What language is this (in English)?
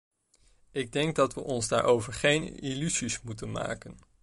Dutch